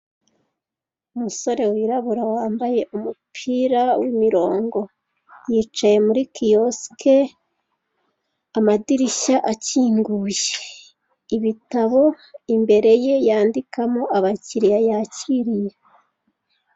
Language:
Kinyarwanda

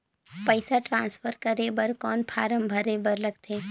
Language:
Chhattisgarhi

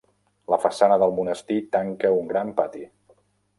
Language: Catalan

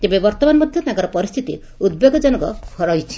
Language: Odia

